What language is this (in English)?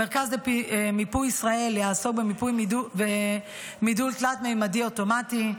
Hebrew